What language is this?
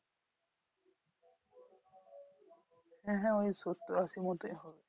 Bangla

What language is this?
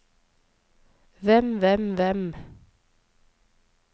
Norwegian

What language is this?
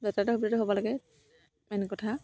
Assamese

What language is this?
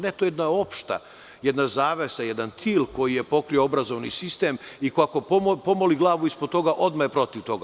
Serbian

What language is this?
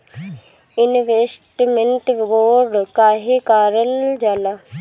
Bhojpuri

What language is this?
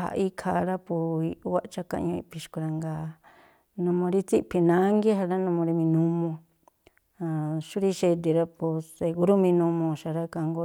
Tlacoapa Me'phaa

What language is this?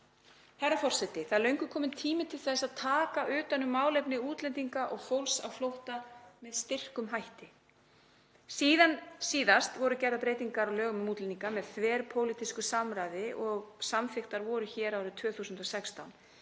Icelandic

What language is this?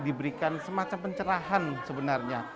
Indonesian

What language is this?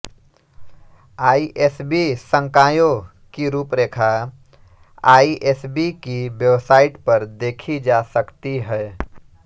Hindi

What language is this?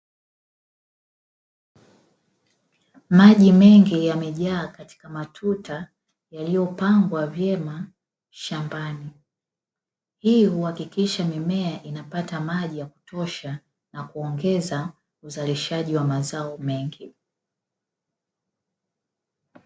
Swahili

